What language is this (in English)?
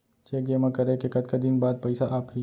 Chhattisgarhi